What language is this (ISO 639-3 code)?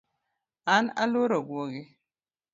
luo